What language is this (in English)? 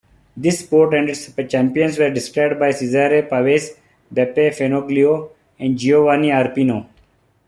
English